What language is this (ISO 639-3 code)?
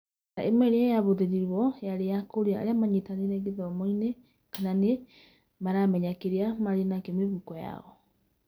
kik